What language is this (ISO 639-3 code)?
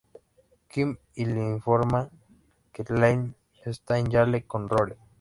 spa